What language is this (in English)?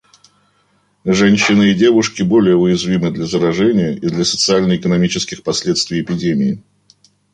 Russian